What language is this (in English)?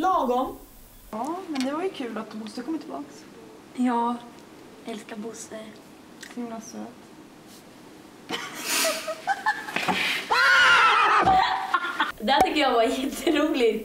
Swedish